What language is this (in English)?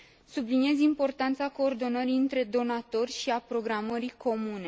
Romanian